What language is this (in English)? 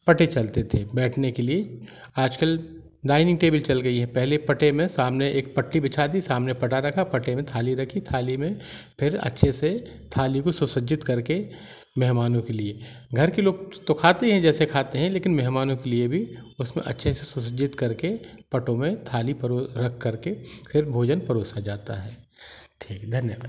Hindi